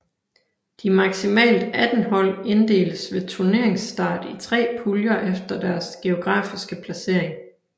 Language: Danish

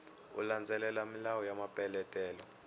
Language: Tsonga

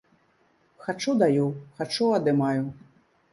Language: Belarusian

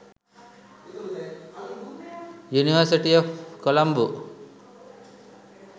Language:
Sinhala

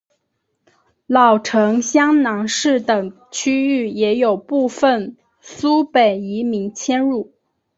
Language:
Chinese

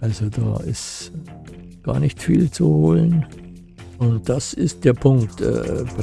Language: German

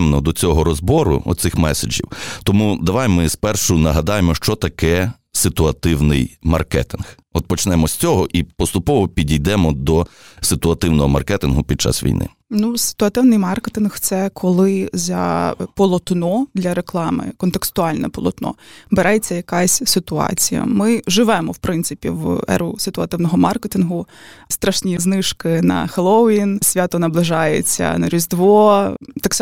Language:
Ukrainian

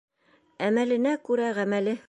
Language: Bashkir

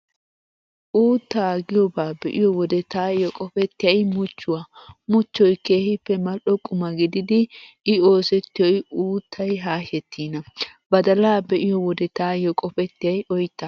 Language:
Wolaytta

